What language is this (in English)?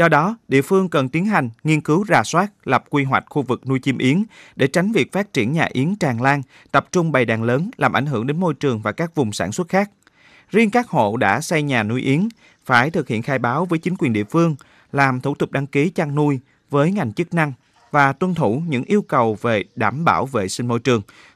Vietnamese